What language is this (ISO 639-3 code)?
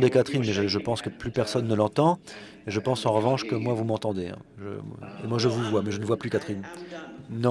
fra